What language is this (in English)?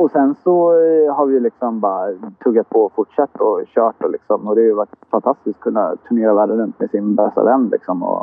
Swedish